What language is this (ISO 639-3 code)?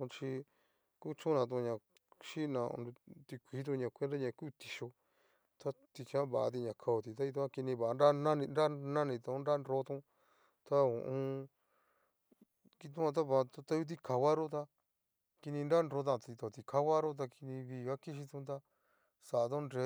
miu